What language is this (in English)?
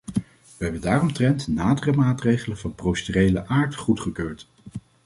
Dutch